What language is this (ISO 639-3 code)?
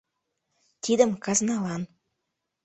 chm